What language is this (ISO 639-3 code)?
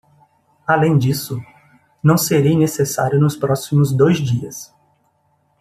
por